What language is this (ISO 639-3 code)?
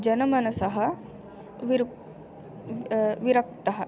san